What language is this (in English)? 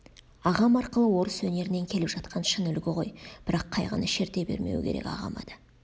Kazakh